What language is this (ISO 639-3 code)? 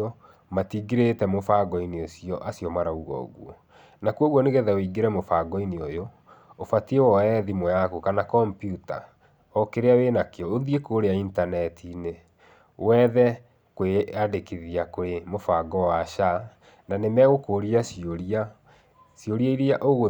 kik